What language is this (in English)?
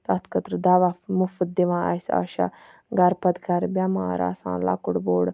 Kashmiri